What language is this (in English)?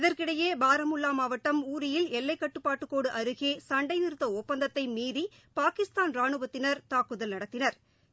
Tamil